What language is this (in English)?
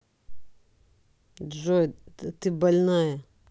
Russian